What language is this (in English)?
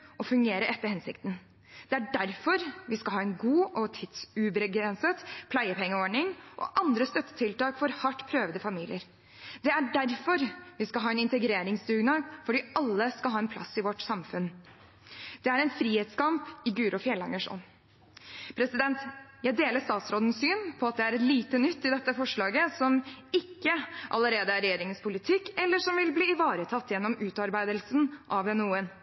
Norwegian Bokmål